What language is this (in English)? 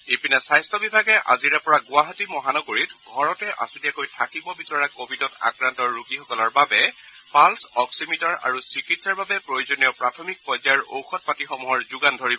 Assamese